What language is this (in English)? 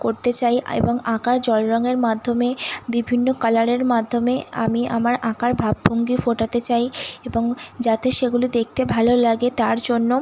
Bangla